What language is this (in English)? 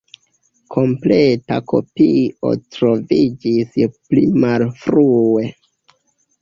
Esperanto